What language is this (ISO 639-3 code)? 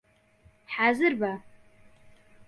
ckb